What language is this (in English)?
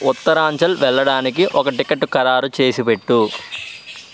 Telugu